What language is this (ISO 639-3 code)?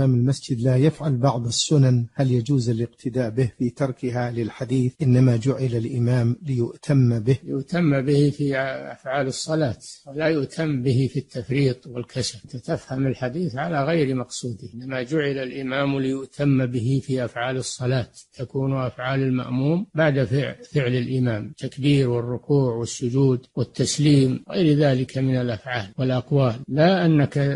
ara